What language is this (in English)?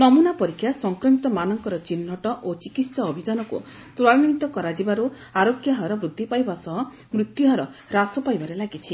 Odia